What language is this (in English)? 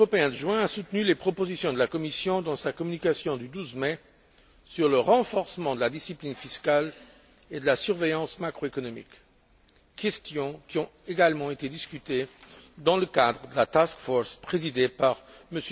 French